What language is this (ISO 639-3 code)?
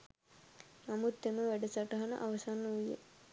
sin